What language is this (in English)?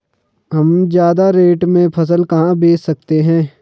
Hindi